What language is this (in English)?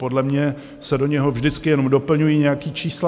Czech